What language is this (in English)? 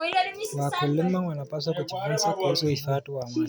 Kalenjin